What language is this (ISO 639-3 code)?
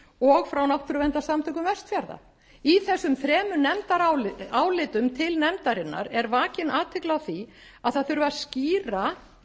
isl